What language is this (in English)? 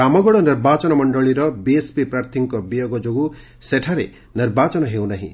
Odia